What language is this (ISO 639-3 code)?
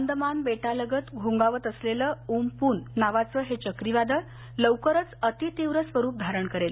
mar